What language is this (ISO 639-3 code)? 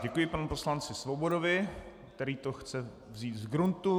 ces